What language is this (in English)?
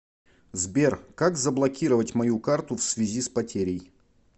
Russian